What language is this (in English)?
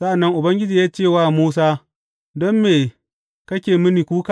Hausa